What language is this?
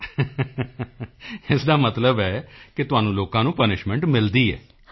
Punjabi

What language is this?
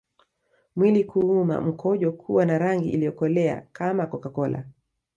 Swahili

